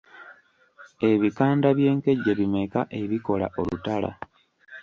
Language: Ganda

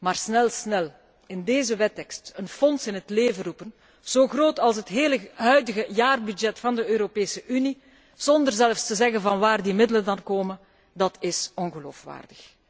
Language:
Dutch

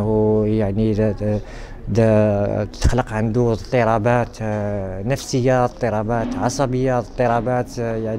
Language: Arabic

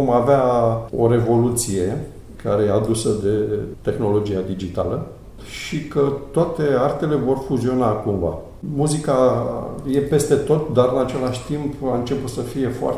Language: Romanian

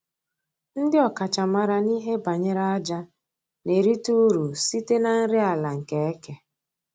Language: Igbo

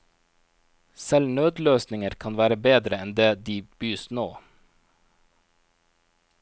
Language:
Norwegian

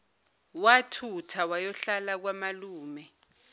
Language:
Zulu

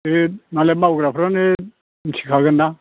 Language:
Bodo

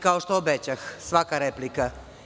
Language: Serbian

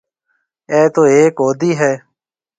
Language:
Marwari (Pakistan)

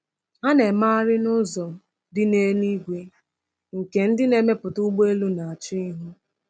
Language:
Igbo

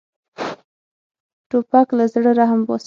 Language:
Pashto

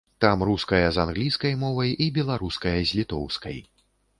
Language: Belarusian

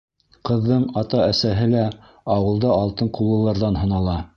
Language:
Bashkir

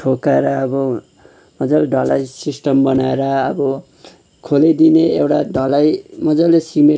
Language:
Nepali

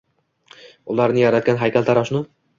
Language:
Uzbek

